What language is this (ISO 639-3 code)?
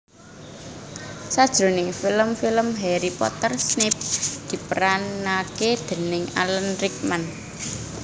jav